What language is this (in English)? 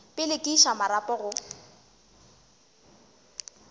Northern Sotho